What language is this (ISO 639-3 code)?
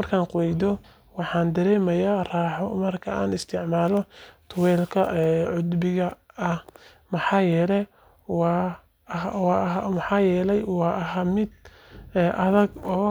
som